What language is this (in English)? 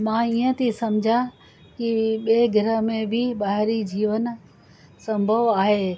Sindhi